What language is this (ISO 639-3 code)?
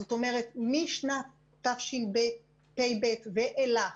heb